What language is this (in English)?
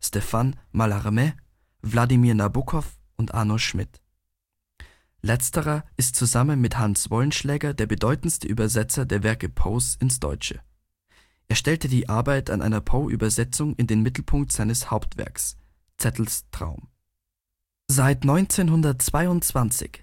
German